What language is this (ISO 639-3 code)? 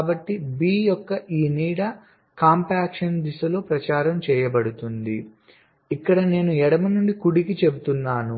tel